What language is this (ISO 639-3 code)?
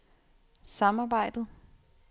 dan